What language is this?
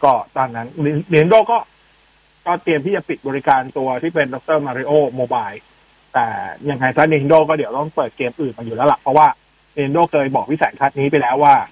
Thai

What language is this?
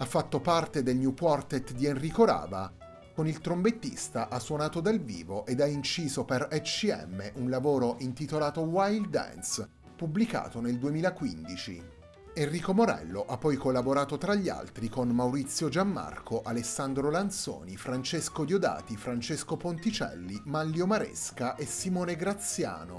Italian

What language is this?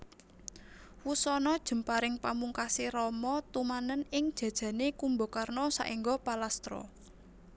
Javanese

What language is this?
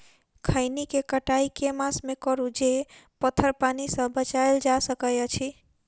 Maithili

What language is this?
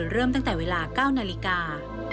Thai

